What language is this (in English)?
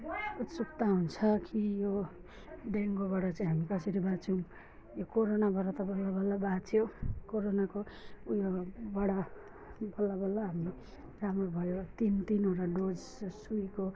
Nepali